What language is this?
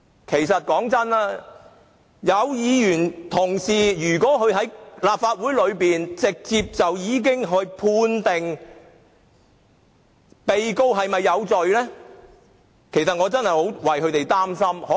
Cantonese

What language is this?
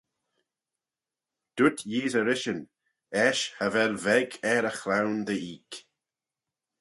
Manx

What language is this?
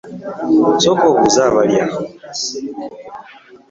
Ganda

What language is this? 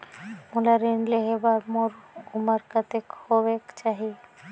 Chhattisgarhi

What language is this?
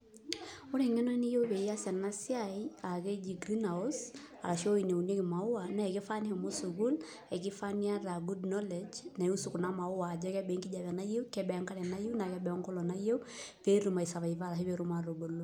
Masai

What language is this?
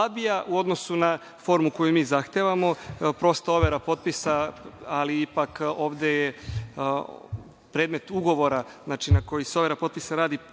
Serbian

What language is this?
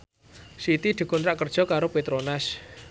Javanese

